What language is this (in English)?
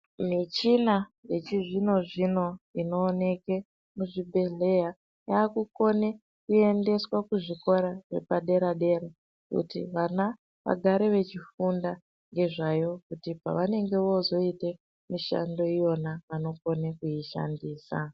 Ndau